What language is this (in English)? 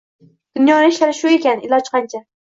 Uzbek